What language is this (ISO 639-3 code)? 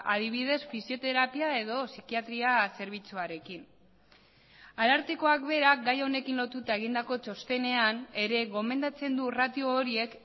eus